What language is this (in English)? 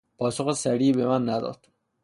Persian